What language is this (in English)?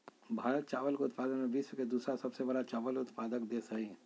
Magahi